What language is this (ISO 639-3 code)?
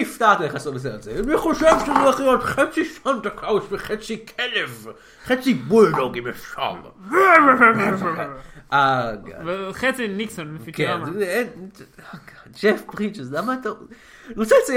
heb